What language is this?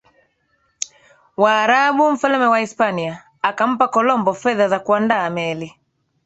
Swahili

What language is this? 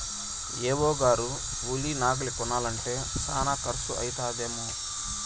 Telugu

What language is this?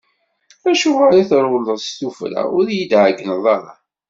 Kabyle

